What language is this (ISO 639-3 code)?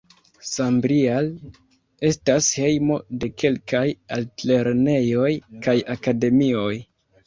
epo